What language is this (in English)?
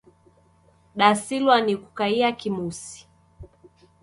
Taita